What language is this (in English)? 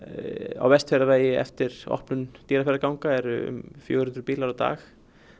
Icelandic